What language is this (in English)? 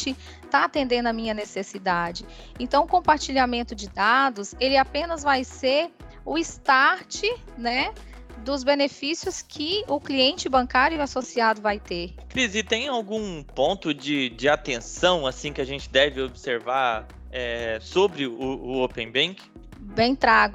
Portuguese